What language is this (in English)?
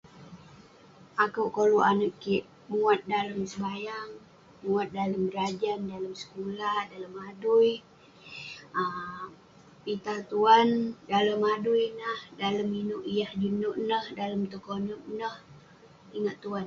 Western Penan